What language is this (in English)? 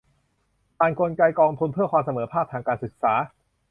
Thai